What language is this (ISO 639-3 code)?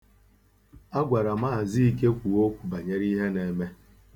ibo